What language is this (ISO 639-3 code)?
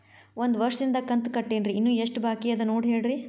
kan